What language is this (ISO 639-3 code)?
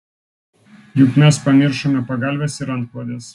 lit